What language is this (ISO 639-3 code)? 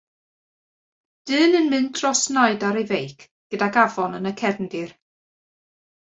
cym